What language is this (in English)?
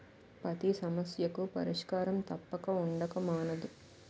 Telugu